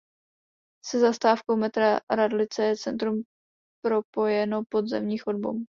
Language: Czech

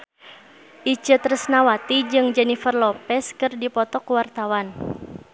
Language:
Sundanese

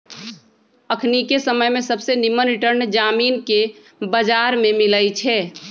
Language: Magahi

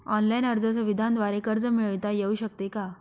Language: Marathi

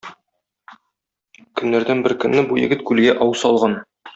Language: Tatar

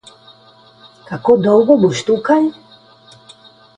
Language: Slovenian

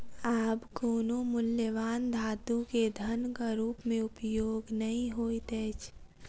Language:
Maithili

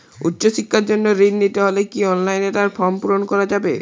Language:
Bangla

